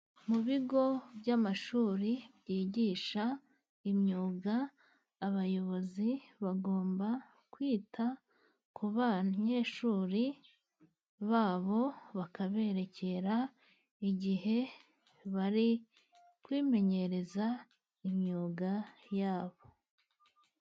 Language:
Kinyarwanda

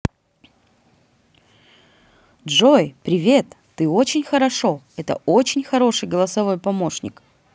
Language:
Russian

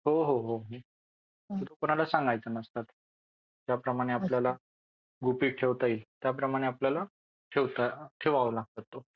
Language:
Marathi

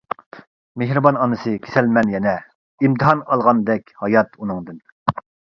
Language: Uyghur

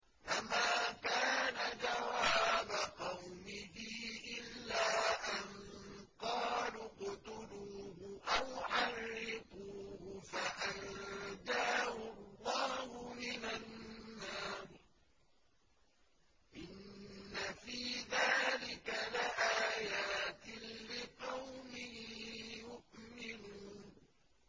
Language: Arabic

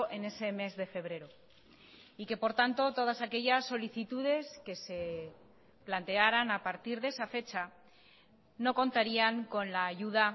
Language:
Spanish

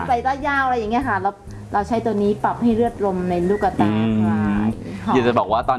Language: Thai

